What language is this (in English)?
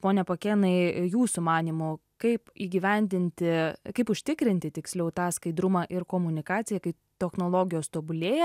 Lithuanian